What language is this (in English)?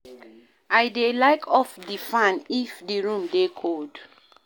Nigerian Pidgin